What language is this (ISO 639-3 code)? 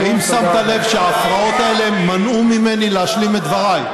heb